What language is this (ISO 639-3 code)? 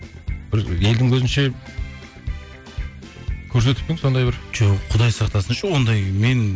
kaz